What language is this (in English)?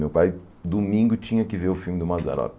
Portuguese